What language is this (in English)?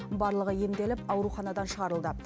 Kazakh